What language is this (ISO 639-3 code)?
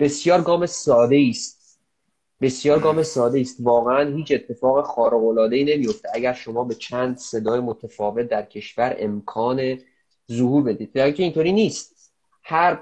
fas